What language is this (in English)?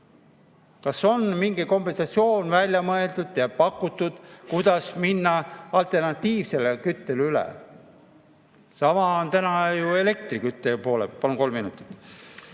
Estonian